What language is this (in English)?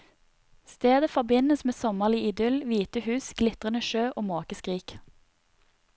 Norwegian